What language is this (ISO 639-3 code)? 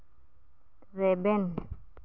sat